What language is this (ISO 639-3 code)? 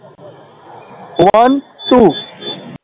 pan